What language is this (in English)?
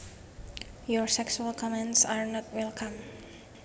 Javanese